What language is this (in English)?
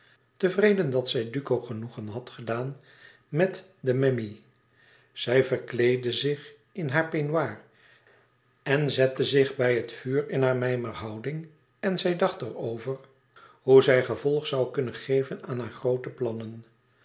Dutch